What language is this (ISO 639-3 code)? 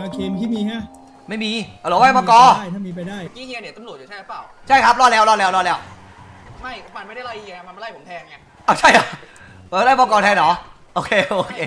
tha